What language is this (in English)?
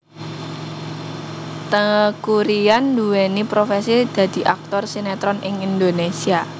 Javanese